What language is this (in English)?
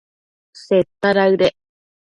Matsés